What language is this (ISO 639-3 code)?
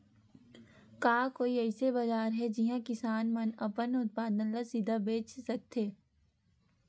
hne